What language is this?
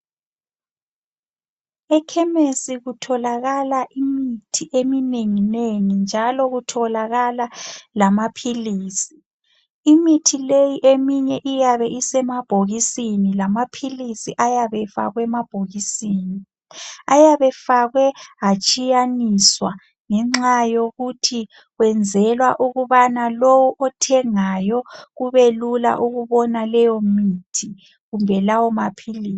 North Ndebele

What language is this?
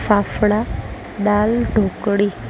Gujarati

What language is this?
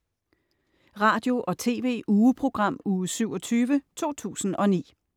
Danish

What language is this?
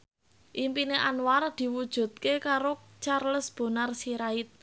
Javanese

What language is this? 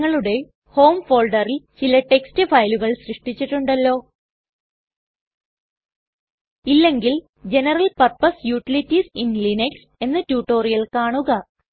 Malayalam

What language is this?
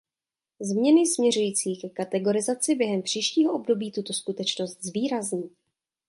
Czech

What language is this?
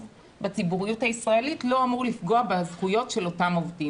Hebrew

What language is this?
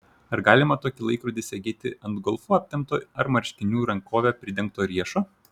Lithuanian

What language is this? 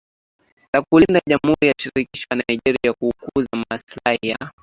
Swahili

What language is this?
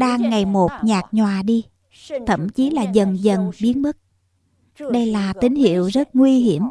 Vietnamese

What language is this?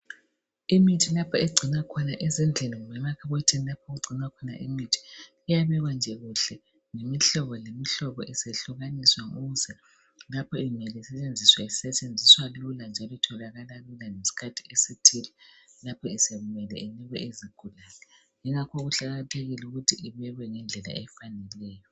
North Ndebele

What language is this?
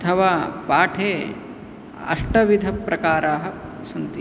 Sanskrit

